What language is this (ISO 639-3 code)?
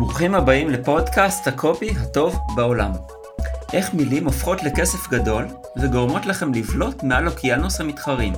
heb